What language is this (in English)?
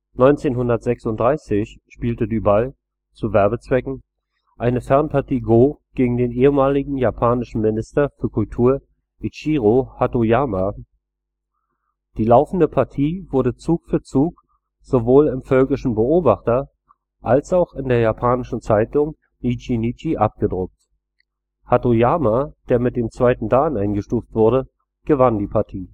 German